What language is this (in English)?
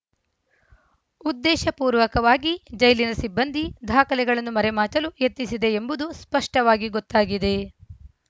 Kannada